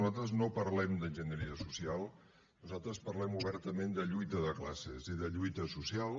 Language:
Catalan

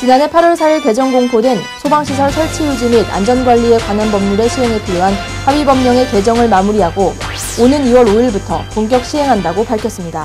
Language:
Korean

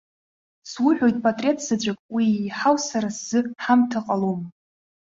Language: Abkhazian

